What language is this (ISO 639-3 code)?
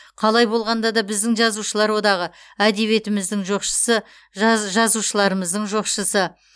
kaz